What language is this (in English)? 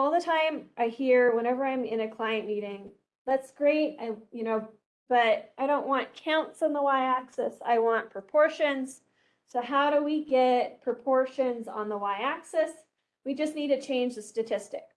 English